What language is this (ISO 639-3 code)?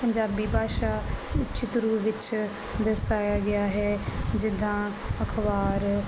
pan